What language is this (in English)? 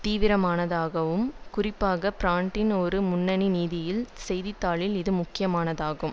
Tamil